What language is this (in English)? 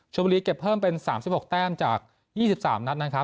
Thai